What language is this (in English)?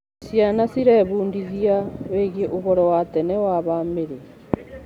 Kikuyu